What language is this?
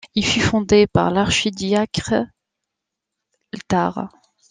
French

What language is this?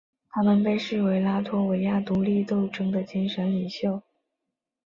Chinese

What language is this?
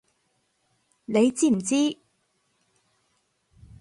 Cantonese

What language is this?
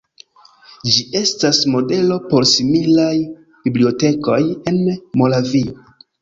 Esperanto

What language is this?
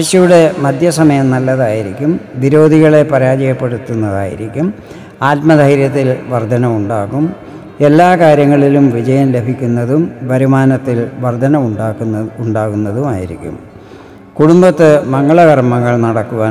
Malayalam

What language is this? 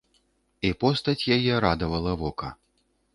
Belarusian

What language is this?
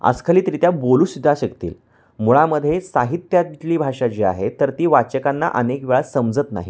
Marathi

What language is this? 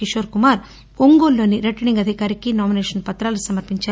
Telugu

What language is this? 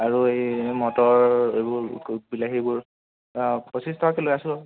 Assamese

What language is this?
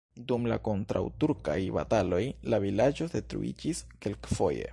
Esperanto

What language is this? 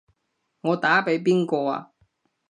Cantonese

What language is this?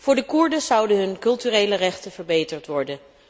Dutch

